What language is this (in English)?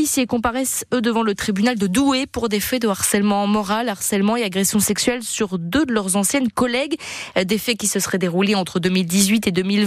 French